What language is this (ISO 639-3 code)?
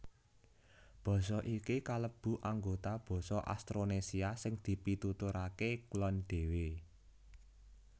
jav